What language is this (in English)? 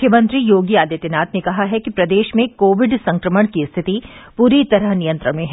Hindi